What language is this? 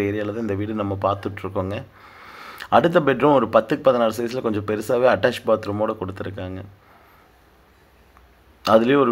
Tamil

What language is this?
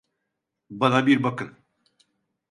Turkish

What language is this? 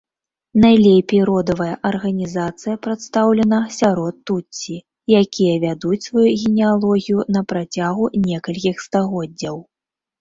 Belarusian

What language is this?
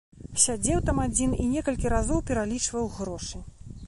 Belarusian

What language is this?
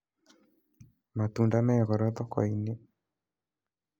Kikuyu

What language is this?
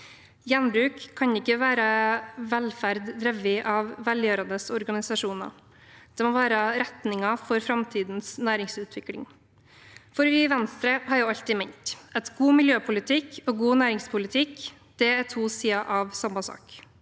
Norwegian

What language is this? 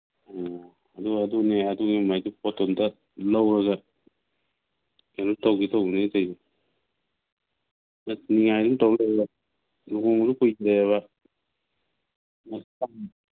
Manipuri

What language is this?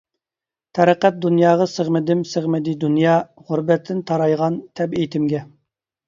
Uyghur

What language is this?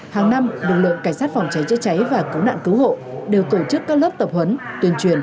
Vietnamese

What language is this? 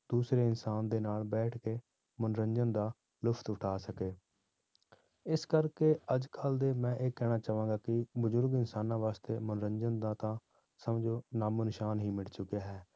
Punjabi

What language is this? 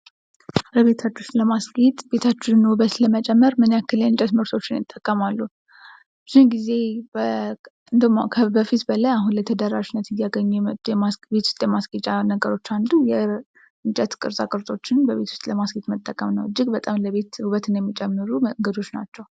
Amharic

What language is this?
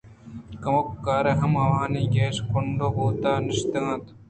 Eastern Balochi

